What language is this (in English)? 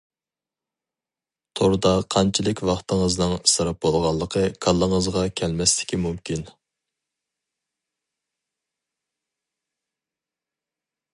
Uyghur